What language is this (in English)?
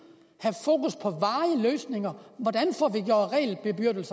Danish